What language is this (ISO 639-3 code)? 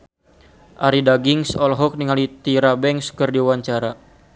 sun